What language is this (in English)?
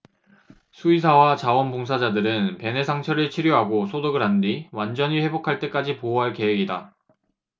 Korean